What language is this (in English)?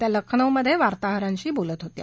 Marathi